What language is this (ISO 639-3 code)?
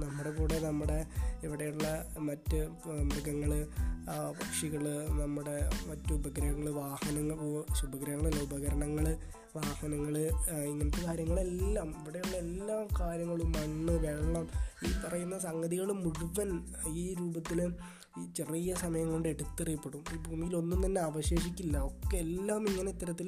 mal